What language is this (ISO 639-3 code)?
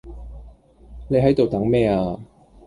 yue